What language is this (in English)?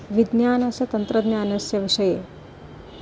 Sanskrit